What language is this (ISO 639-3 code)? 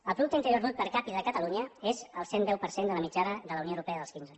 cat